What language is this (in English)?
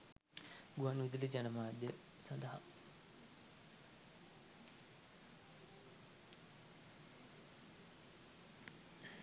Sinhala